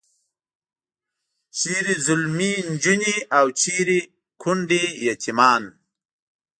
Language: Pashto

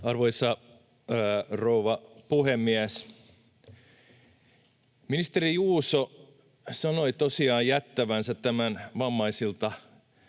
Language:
Finnish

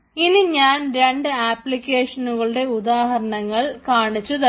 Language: Malayalam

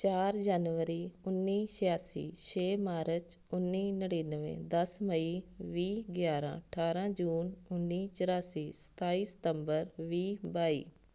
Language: Punjabi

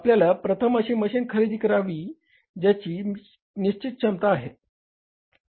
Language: Marathi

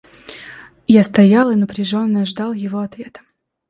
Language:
Russian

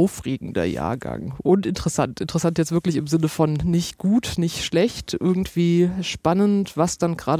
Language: German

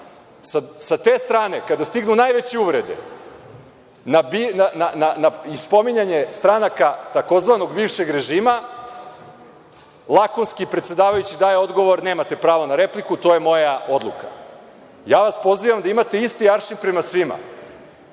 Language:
Serbian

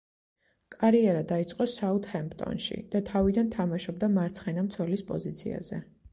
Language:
Georgian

